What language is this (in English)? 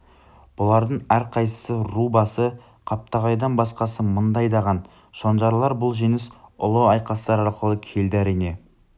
Kazakh